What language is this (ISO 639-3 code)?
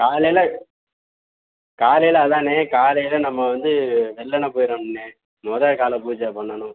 tam